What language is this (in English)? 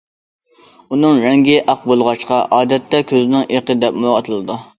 Uyghur